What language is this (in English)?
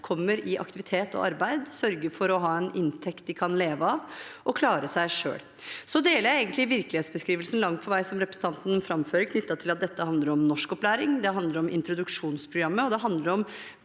Norwegian